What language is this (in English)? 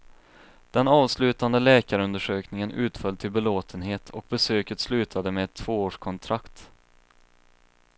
Swedish